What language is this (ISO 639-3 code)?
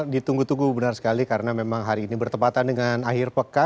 ind